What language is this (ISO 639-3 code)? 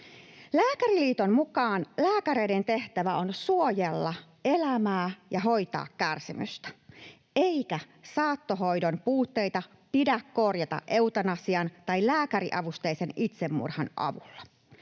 fin